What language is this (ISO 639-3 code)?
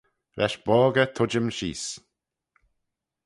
glv